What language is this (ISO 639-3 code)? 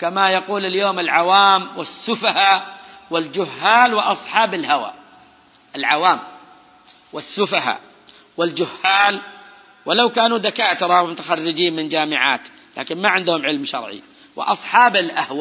ara